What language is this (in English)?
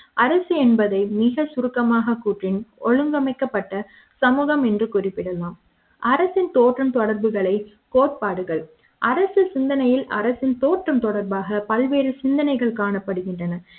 Tamil